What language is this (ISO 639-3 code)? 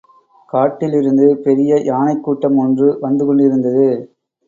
tam